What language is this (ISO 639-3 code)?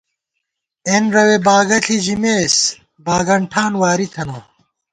gwt